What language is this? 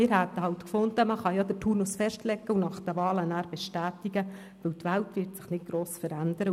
Swiss German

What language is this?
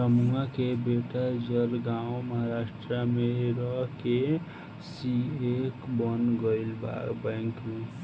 Bhojpuri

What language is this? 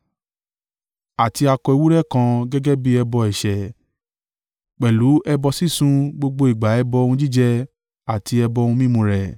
Yoruba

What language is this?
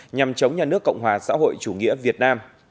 Vietnamese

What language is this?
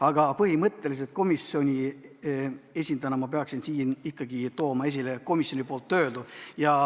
Estonian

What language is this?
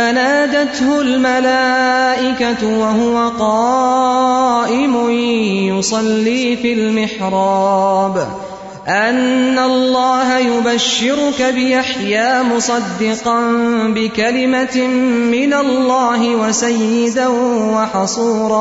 Urdu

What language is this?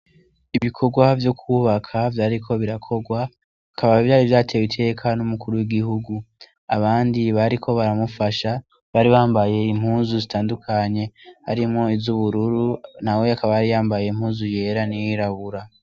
Rundi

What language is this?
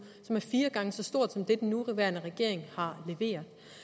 Danish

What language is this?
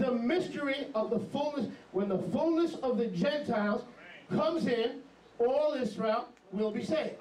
English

